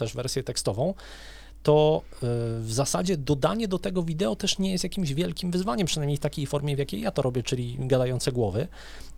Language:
Polish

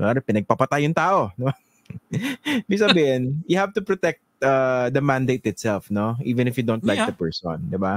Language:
Filipino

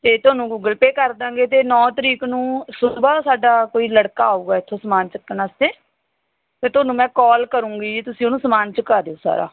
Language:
Punjabi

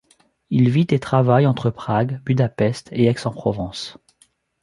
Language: French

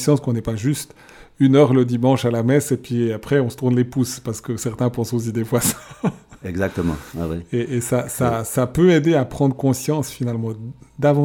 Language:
French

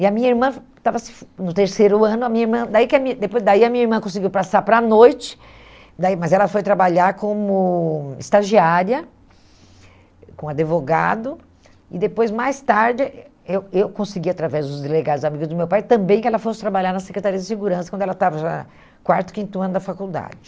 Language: Portuguese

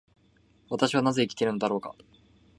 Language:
Japanese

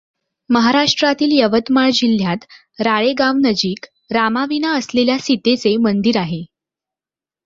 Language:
Marathi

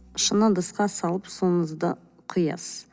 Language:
Kazakh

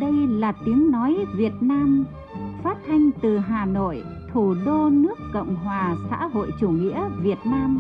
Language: Vietnamese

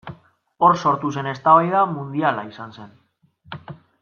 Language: Basque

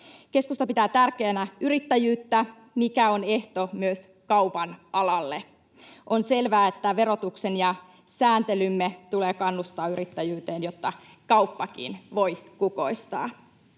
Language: Finnish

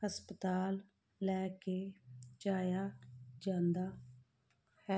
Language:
Punjabi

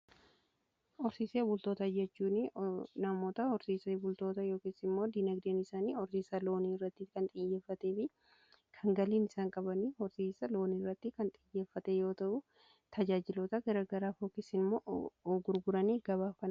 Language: Oromo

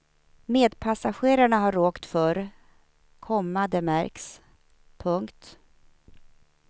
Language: Swedish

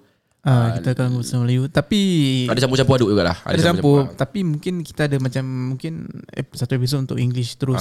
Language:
Malay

